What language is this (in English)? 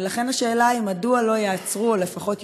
Hebrew